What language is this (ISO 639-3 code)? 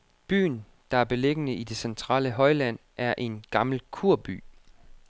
dan